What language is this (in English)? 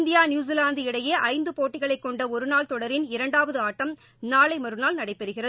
Tamil